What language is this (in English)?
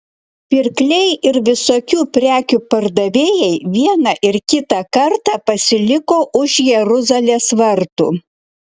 Lithuanian